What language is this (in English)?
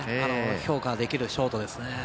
Japanese